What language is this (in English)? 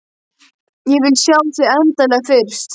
Icelandic